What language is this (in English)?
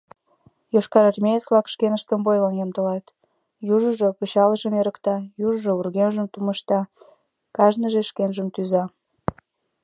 Mari